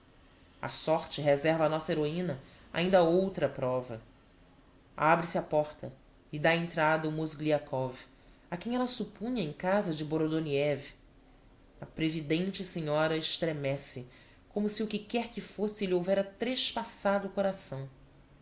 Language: Portuguese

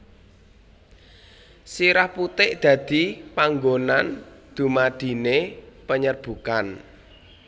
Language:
Javanese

